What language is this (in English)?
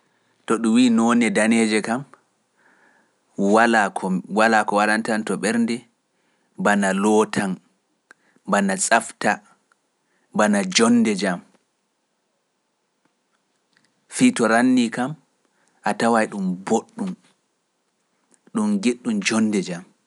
Pular